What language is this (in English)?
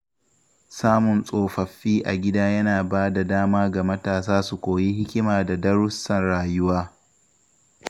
Hausa